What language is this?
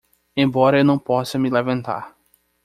Portuguese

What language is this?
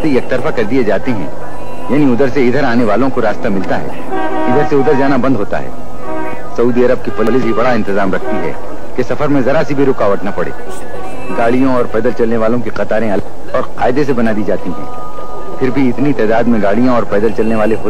Arabic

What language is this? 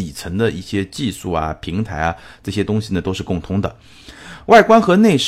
Chinese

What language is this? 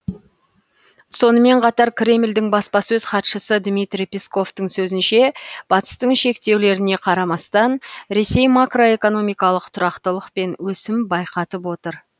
Kazakh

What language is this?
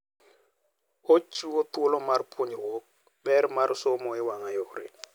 Luo (Kenya and Tanzania)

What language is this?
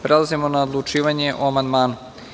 Serbian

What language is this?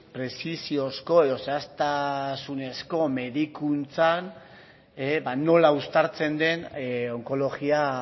Basque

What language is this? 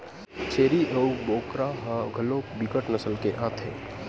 Chhattisgarhi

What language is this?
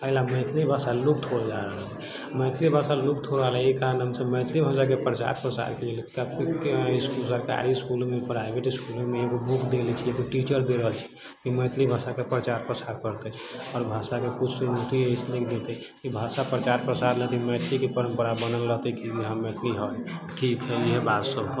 Maithili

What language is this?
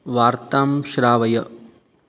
Sanskrit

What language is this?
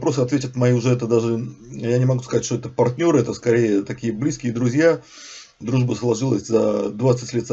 Russian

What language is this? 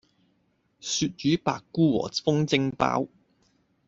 Cantonese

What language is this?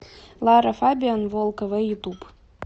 Russian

